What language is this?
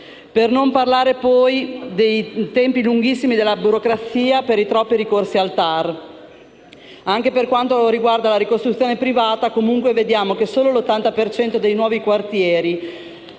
Italian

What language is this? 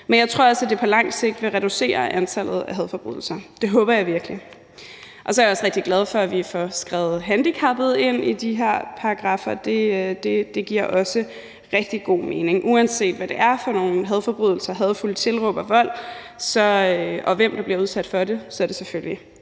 Danish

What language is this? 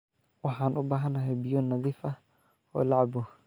Somali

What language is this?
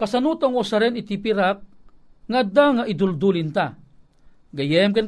Filipino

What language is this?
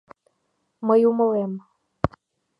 Mari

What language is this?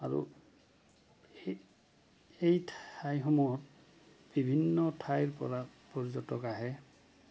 Assamese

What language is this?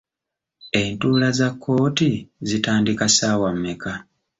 Ganda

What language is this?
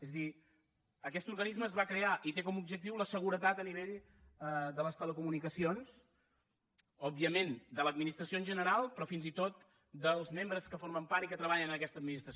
Catalan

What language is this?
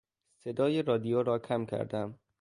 Persian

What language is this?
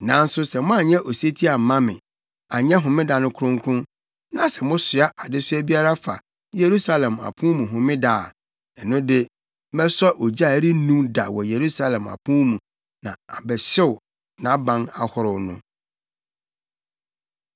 Akan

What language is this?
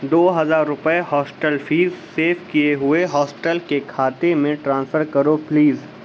Urdu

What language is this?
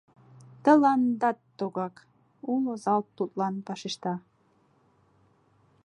Mari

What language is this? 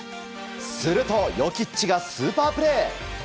Japanese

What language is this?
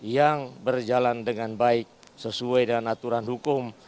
Indonesian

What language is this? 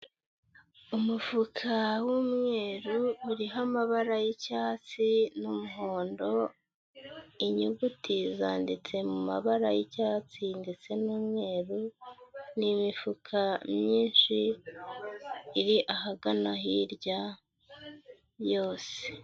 Kinyarwanda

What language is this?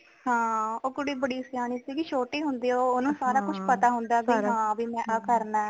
Punjabi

